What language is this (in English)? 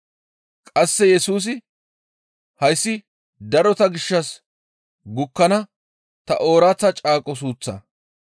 Gamo